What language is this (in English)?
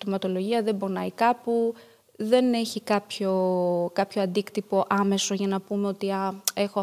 Greek